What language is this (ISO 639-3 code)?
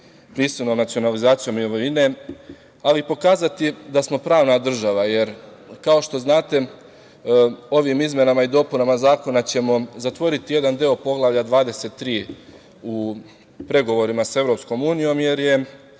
srp